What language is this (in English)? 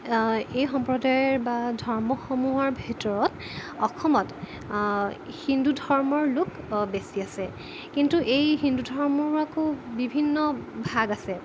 Assamese